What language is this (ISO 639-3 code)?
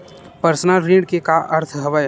hne